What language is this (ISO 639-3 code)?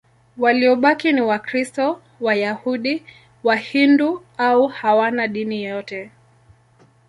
swa